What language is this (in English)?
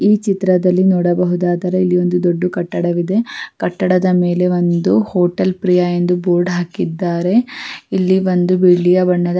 Kannada